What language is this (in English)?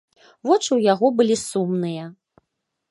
Belarusian